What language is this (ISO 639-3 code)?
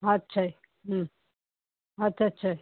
pan